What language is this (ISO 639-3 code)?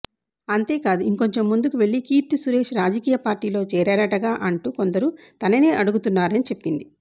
tel